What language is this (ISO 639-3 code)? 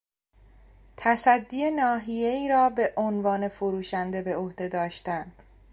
fas